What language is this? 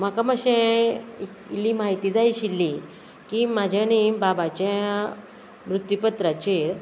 Konkani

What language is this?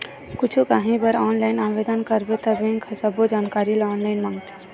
Chhattisgarhi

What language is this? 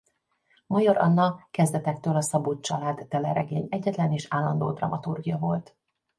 Hungarian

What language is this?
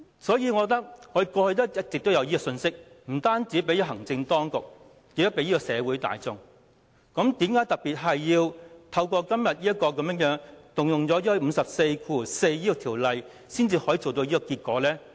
Cantonese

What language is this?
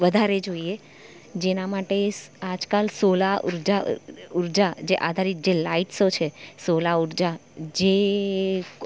Gujarati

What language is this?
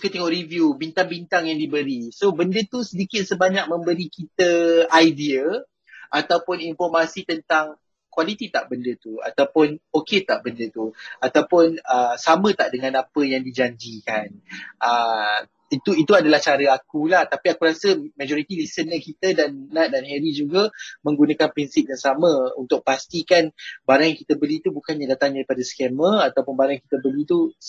Malay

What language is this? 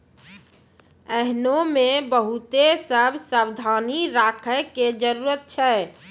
Maithili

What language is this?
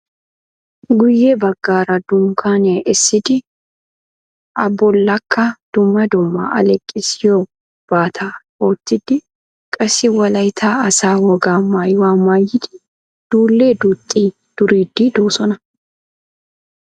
Wolaytta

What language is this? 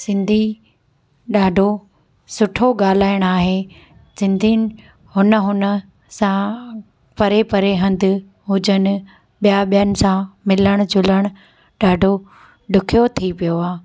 Sindhi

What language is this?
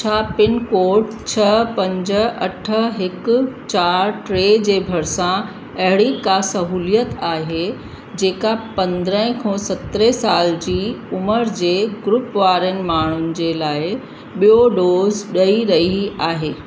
Sindhi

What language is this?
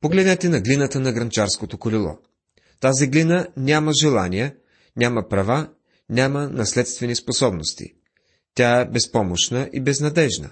Bulgarian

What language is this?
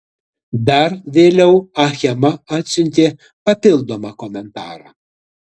Lithuanian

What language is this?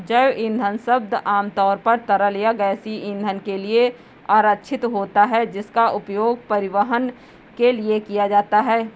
Hindi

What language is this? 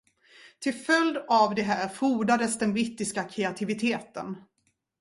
Swedish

